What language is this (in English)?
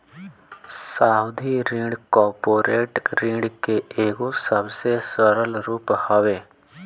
Bhojpuri